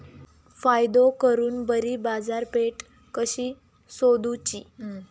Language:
Marathi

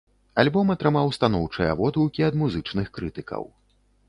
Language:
Belarusian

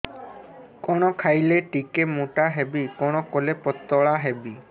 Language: Odia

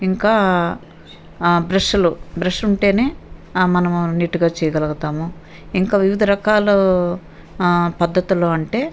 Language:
Telugu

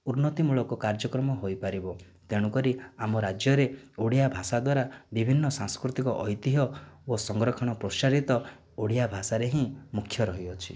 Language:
Odia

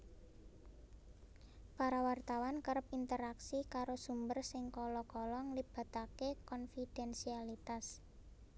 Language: Javanese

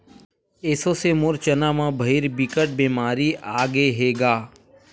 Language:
Chhattisgarhi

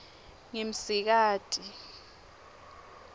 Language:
Swati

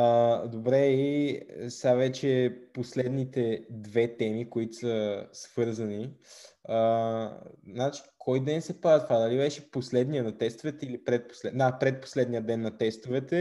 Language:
Bulgarian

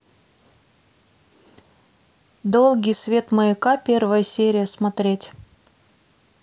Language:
Russian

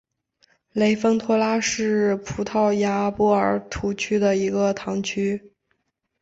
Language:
Chinese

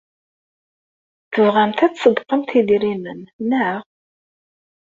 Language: Kabyle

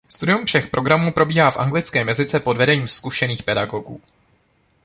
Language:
Czech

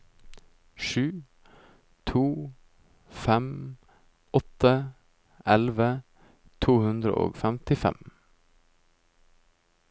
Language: Norwegian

